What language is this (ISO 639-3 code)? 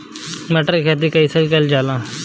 bho